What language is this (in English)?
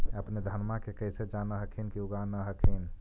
Magahi